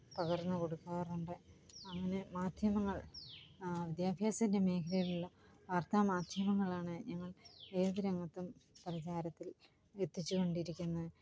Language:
Malayalam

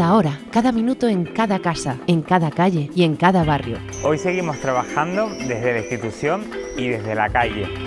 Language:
Spanish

